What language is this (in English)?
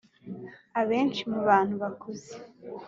Kinyarwanda